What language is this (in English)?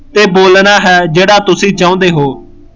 Punjabi